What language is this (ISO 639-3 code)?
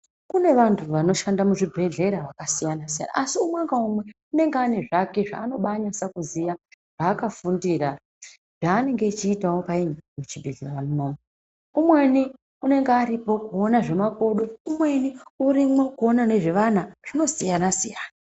ndc